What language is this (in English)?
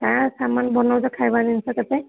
Odia